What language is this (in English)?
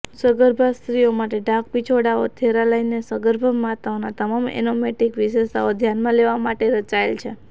Gujarati